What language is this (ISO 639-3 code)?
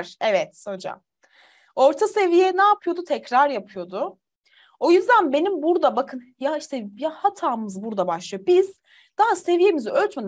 tur